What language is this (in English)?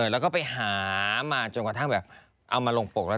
Thai